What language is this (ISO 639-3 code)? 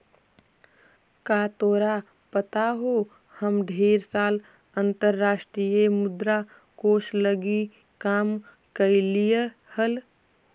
mag